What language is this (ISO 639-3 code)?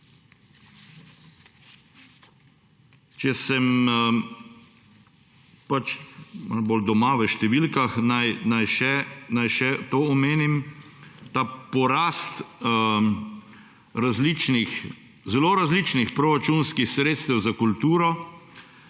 slv